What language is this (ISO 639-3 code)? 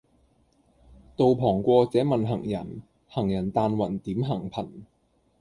yue